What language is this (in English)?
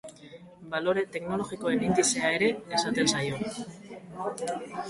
Basque